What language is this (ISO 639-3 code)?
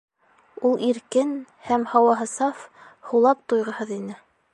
bak